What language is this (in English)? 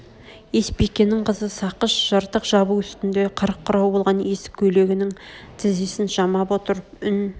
Kazakh